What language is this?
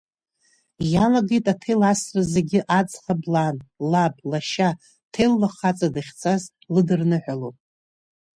Abkhazian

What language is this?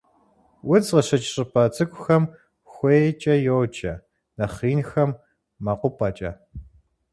Kabardian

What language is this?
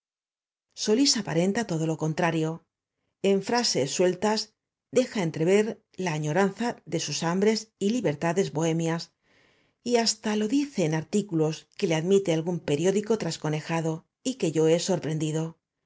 Spanish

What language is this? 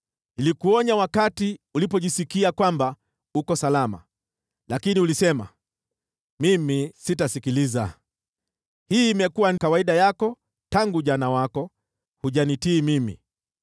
Swahili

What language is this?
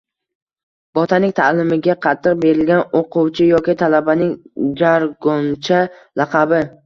Uzbek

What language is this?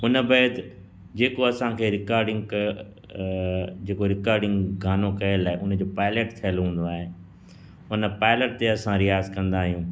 Sindhi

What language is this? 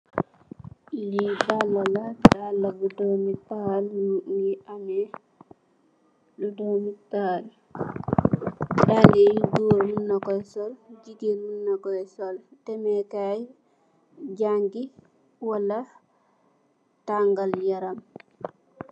Wolof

